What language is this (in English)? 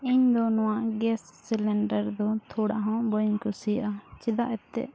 Santali